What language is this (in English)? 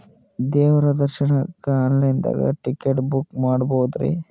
Kannada